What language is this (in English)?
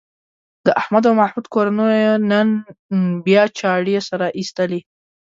Pashto